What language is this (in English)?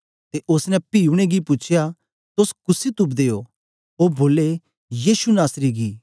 Dogri